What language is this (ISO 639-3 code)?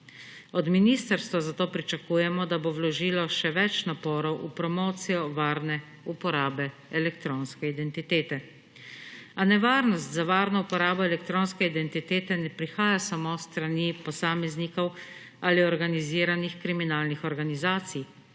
slv